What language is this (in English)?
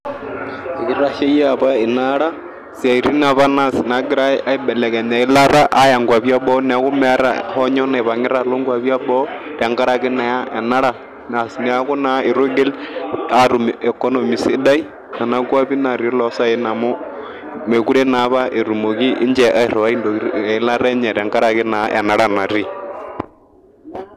Masai